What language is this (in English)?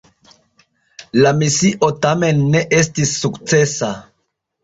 Esperanto